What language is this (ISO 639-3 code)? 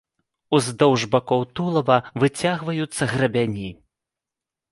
bel